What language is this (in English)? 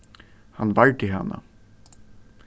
Faroese